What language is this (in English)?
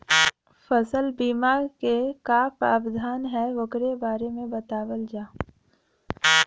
Bhojpuri